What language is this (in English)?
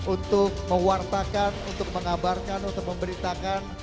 Indonesian